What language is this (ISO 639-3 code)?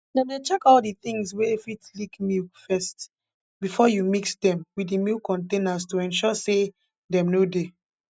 pcm